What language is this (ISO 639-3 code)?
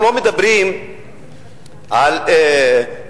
heb